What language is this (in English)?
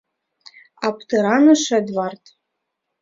Mari